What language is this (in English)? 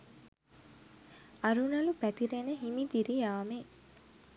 Sinhala